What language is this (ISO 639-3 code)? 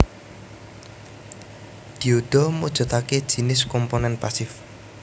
jav